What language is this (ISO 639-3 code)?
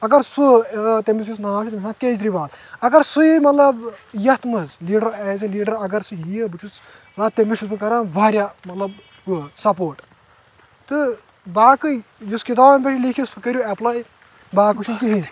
kas